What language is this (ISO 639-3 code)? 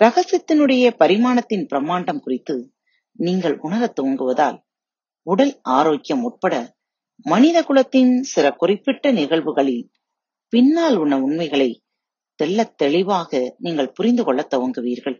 tam